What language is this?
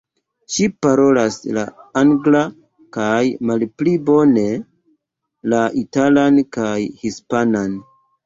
Esperanto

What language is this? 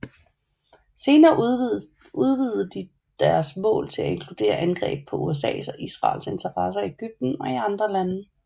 Danish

